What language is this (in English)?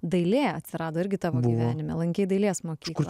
Lithuanian